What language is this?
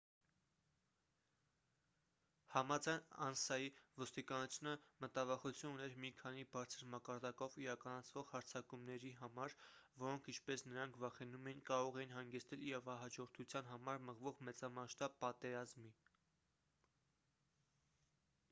Armenian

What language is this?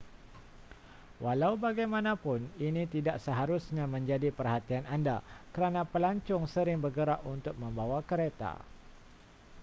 Malay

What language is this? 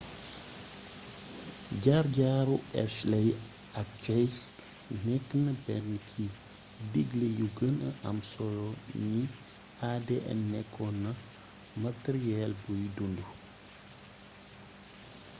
Wolof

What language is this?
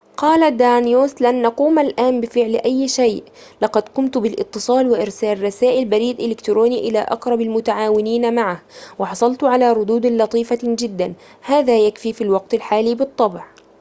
Arabic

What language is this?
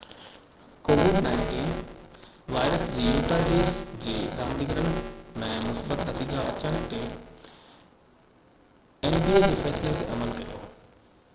Sindhi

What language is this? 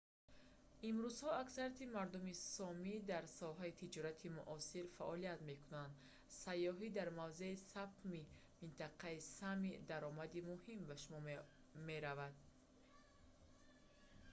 Tajik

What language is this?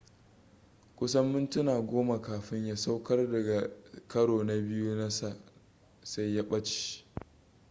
Hausa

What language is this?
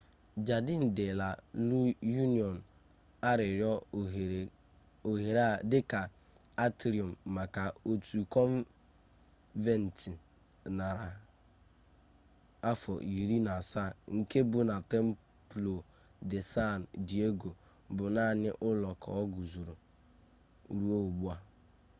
Igbo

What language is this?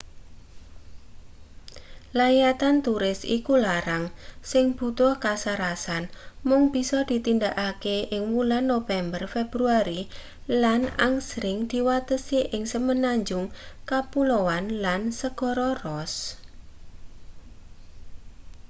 Javanese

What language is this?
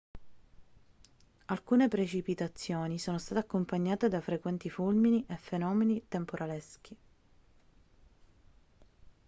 Italian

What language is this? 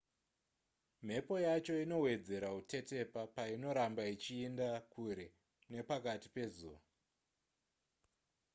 Shona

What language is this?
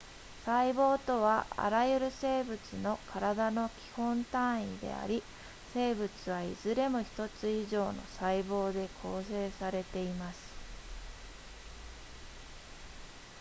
Japanese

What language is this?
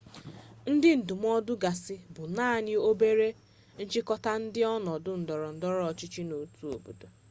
Igbo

